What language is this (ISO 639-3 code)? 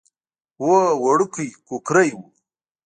pus